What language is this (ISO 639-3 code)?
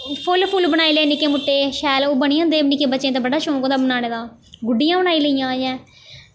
doi